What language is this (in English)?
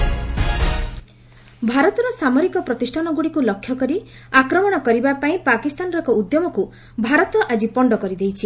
Odia